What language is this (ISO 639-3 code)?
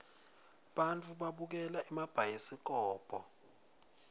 ssw